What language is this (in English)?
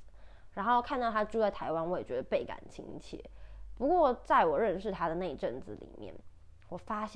Chinese